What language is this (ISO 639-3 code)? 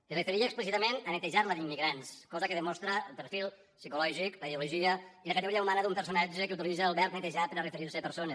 cat